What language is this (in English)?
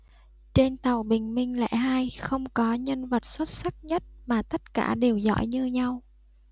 Vietnamese